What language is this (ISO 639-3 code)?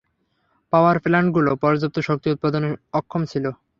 ben